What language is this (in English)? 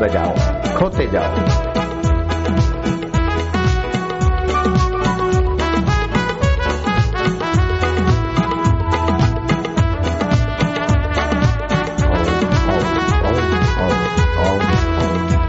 Hindi